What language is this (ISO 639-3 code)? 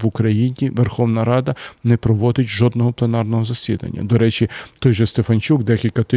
ukr